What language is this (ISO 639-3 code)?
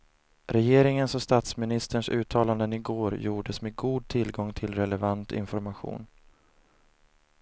swe